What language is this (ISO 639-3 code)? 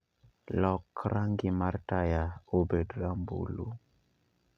luo